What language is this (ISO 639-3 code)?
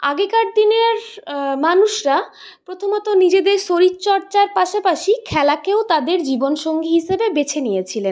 ben